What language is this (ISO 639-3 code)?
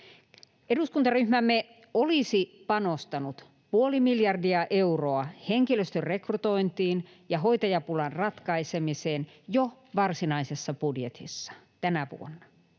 fin